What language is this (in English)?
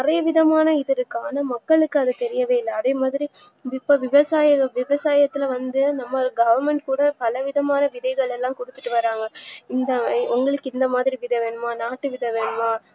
Tamil